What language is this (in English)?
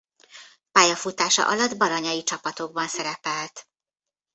Hungarian